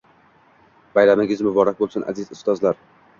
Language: Uzbek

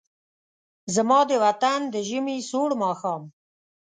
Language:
Pashto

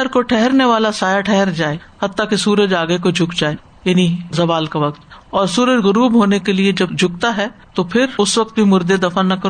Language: Urdu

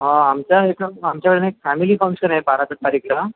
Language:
Marathi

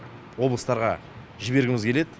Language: Kazakh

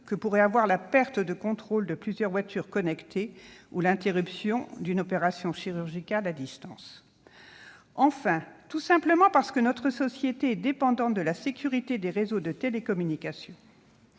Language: French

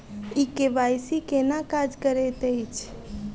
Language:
Maithili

